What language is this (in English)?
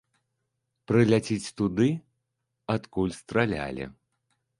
Belarusian